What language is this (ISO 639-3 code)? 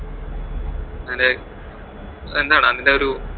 mal